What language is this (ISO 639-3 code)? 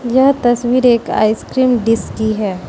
hin